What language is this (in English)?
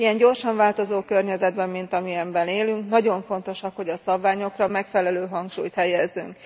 Hungarian